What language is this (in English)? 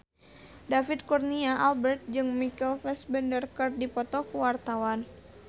Sundanese